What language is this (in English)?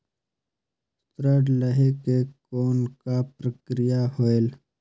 Chhattisgarhi